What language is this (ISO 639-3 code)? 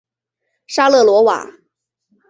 zho